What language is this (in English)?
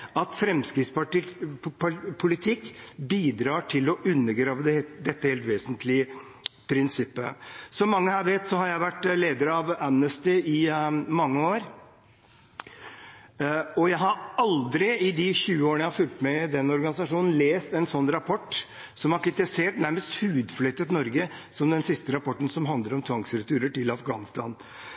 Norwegian Bokmål